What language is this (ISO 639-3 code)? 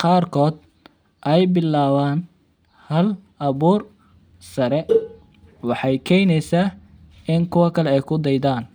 som